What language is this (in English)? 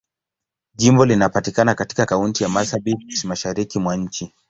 Swahili